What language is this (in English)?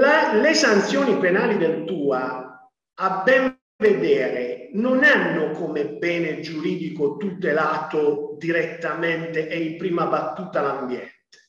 Italian